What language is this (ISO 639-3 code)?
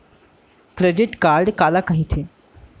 hne